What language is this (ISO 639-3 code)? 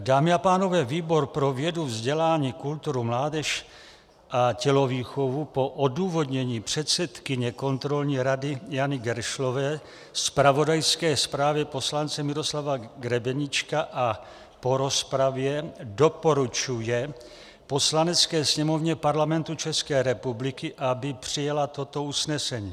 ces